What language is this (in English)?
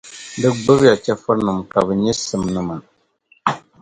Dagbani